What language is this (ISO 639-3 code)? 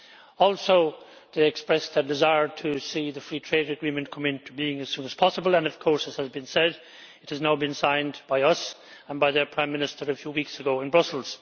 eng